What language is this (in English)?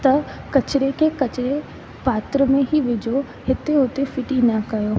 Sindhi